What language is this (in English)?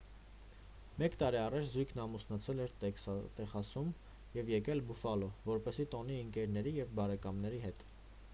Armenian